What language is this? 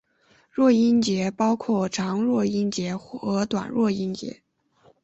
Chinese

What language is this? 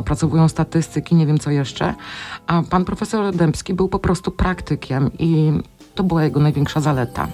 Polish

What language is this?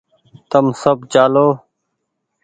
Goaria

